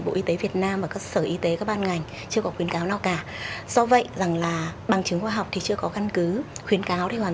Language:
Vietnamese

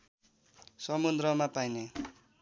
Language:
Nepali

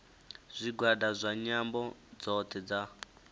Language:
Venda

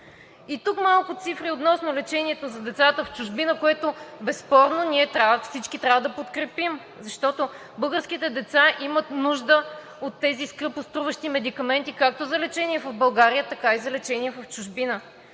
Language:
Bulgarian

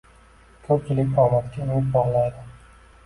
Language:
Uzbek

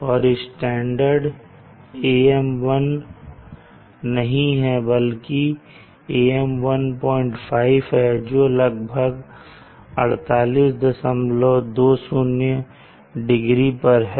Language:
Hindi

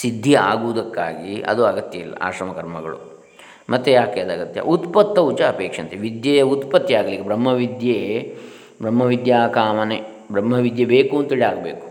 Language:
Kannada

